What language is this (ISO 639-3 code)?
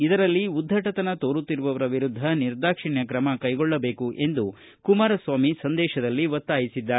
kan